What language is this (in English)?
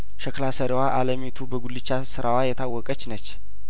Amharic